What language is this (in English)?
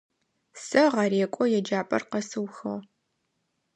Adyghe